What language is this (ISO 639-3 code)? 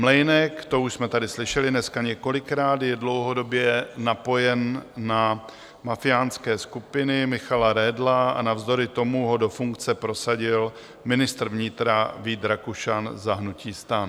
ces